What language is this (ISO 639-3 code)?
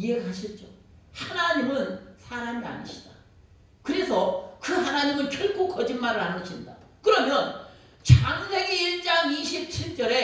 kor